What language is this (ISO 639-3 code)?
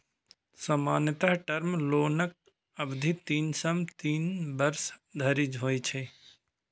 mai